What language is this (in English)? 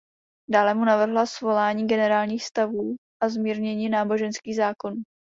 Czech